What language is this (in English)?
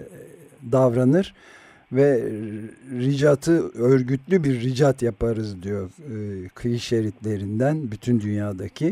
Turkish